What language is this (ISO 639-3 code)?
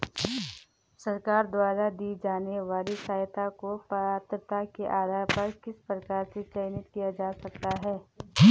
hin